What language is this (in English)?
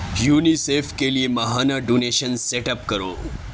Urdu